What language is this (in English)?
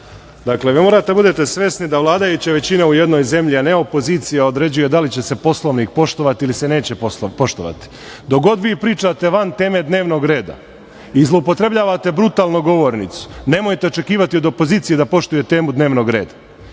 Serbian